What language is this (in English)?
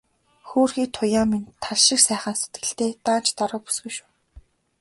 Mongolian